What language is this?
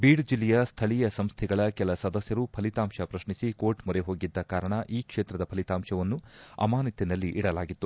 Kannada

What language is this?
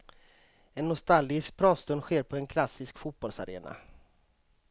Swedish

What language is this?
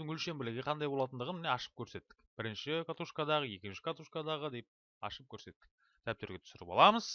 Turkish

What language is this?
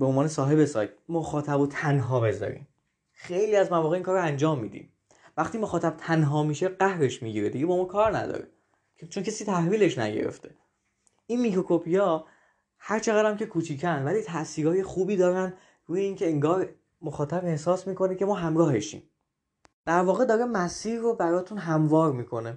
Persian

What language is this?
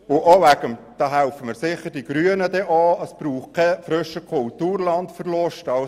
Swiss German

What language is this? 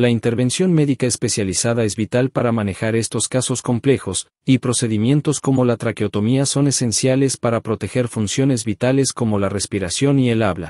Spanish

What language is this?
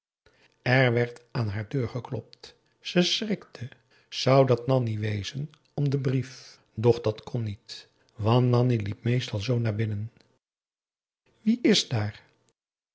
Dutch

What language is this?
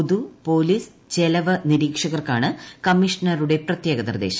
Malayalam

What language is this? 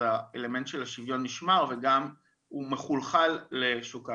Hebrew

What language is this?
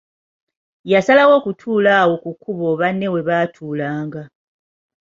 Ganda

